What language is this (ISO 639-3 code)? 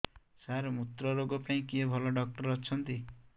ori